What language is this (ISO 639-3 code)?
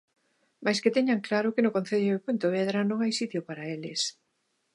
glg